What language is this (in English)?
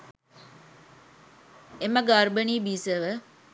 Sinhala